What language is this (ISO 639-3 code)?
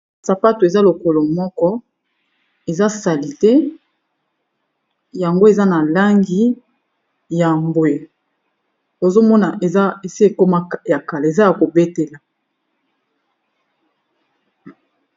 lin